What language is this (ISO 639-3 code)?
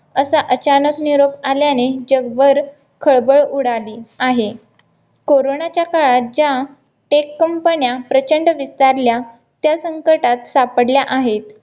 mar